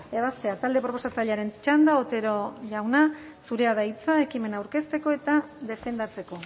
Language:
Basque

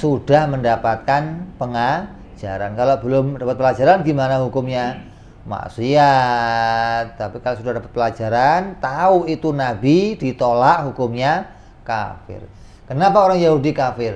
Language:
Indonesian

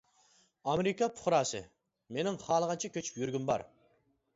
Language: Uyghur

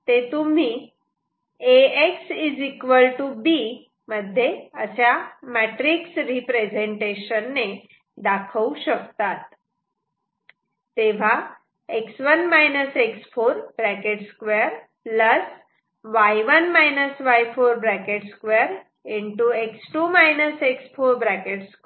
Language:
Marathi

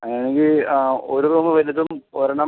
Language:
Malayalam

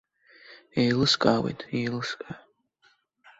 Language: Abkhazian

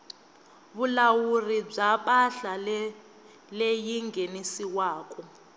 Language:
Tsonga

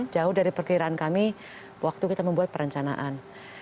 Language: Indonesian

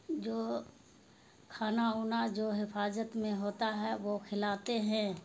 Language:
Urdu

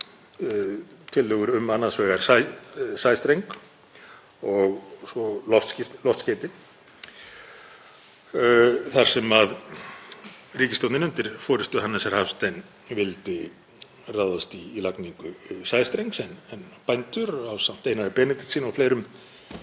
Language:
Icelandic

